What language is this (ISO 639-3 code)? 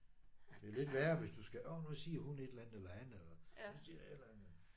dan